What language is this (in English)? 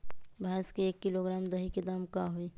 Magahi